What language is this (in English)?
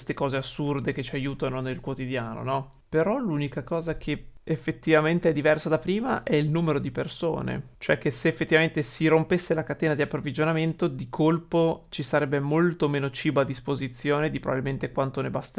Italian